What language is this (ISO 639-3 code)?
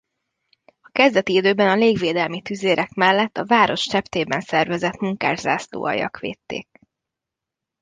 hun